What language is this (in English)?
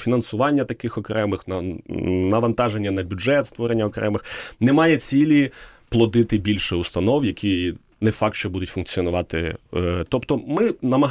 Ukrainian